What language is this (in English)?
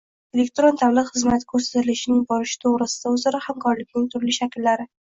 Uzbek